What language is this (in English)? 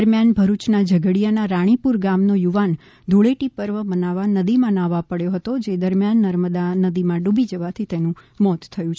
Gujarati